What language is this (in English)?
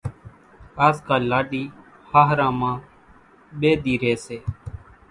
Kachi Koli